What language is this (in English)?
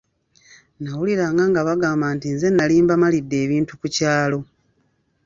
Ganda